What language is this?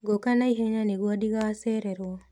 Kikuyu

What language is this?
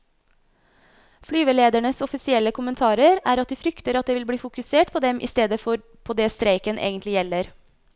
Norwegian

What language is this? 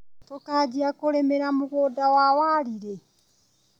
Kikuyu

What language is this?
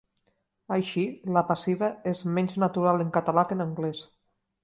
Catalan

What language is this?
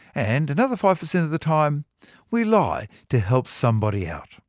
English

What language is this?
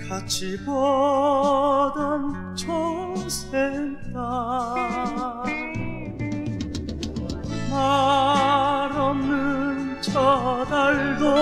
Korean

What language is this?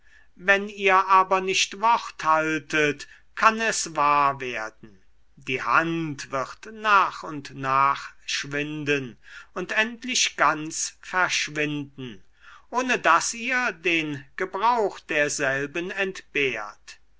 German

